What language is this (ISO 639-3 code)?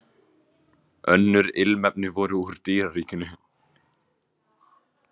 isl